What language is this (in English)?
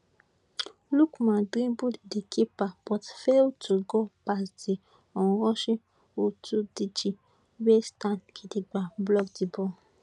Nigerian Pidgin